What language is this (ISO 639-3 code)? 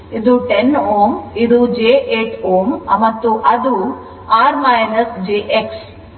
kan